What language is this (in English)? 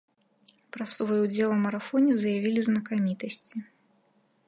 Belarusian